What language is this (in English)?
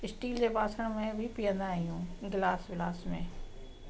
Sindhi